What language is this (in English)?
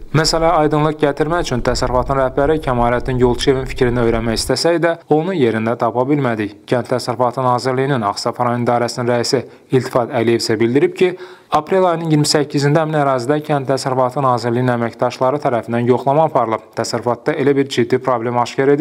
Turkish